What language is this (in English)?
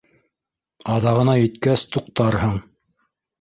Bashkir